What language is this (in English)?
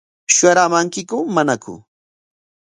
Corongo Ancash Quechua